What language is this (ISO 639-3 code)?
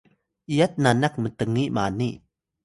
tay